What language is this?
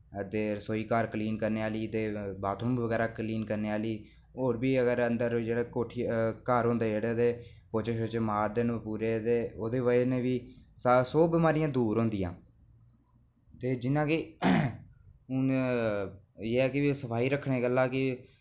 Dogri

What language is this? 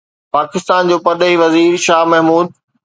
Sindhi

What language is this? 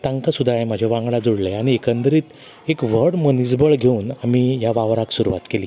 Konkani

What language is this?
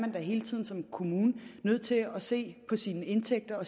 Danish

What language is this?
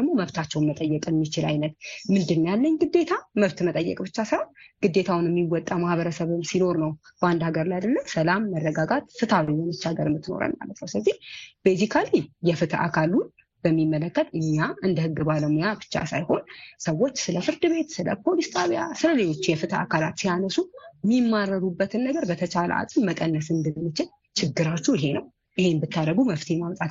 Amharic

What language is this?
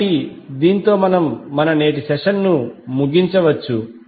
Telugu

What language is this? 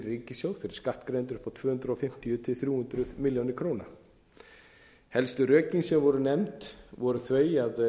Icelandic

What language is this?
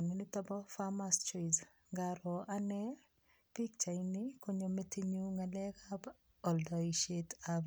Kalenjin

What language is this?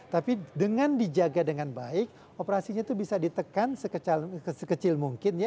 Indonesian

